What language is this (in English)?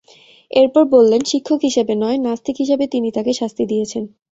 Bangla